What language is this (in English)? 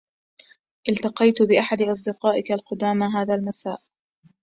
Arabic